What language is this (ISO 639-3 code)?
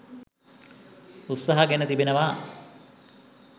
sin